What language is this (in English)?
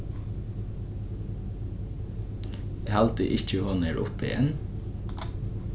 Faroese